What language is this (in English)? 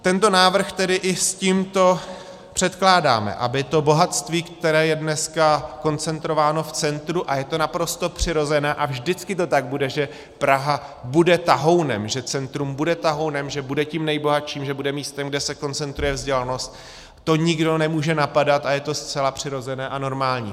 Czech